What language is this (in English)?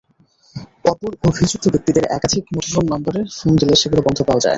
Bangla